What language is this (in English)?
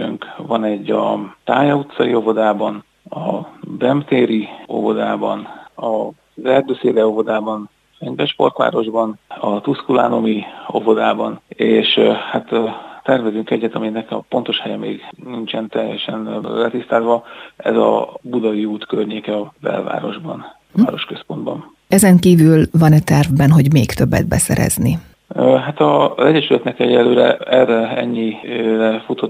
Hungarian